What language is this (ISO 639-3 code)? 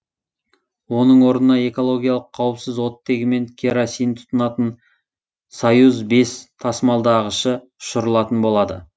kaz